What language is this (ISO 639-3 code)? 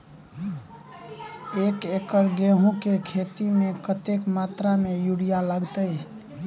mai